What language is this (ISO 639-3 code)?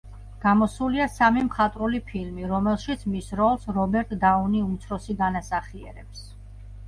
kat